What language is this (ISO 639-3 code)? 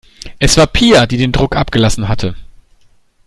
deu